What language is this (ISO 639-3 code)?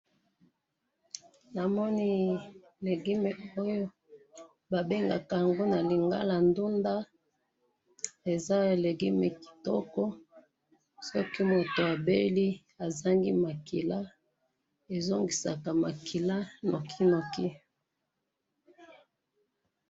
lin